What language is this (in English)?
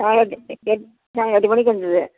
Tamil